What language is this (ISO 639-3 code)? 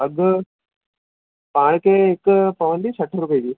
snd